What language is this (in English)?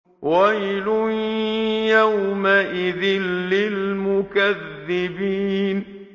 Arabic